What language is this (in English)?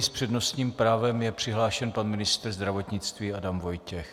Czech